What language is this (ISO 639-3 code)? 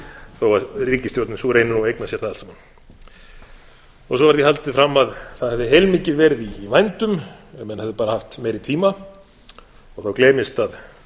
isl